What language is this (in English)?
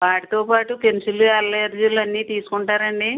Telugu